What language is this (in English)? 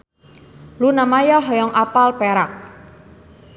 Sundanese